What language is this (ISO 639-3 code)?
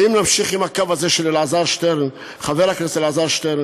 heb